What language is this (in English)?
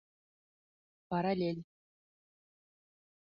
Bashkir